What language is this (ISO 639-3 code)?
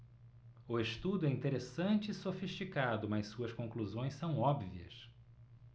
por